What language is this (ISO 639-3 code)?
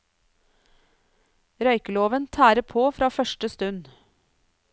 nor